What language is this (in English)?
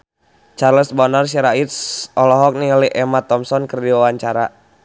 Sundanese